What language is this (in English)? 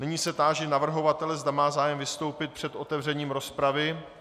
Czech